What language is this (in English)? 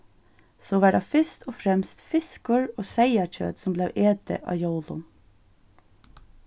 Faroese